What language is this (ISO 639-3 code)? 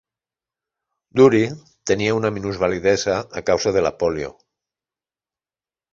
cat